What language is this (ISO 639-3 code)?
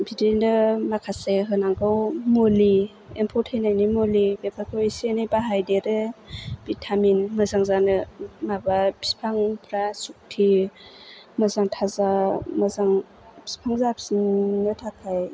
brx